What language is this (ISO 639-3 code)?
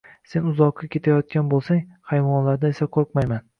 uzb